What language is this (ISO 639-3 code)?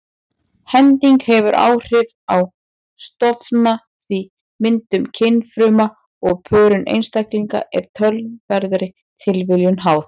isl